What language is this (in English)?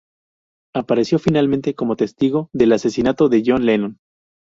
Spanish